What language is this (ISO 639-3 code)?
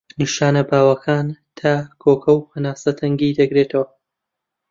ckb